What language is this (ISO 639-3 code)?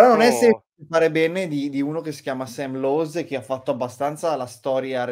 ita